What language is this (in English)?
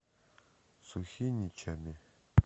Russian